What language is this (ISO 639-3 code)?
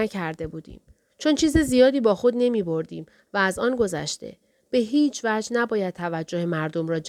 fas